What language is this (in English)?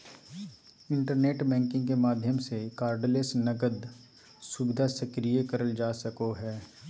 Magahi